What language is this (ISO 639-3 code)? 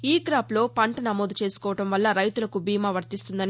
tel